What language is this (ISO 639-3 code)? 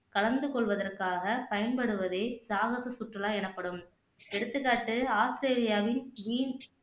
tam